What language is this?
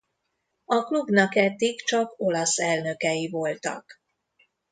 Hungarian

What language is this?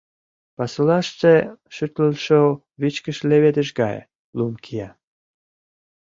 Mari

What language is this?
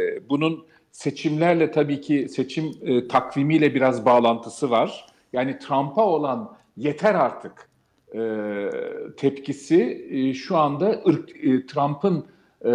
Turkish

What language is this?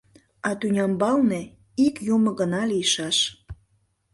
Mari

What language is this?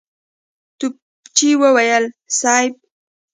Pashto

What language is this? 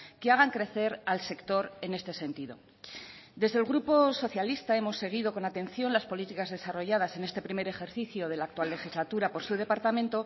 Spanish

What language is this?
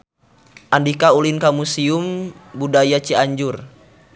Sundanese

